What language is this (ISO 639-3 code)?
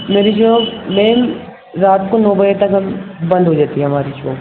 urd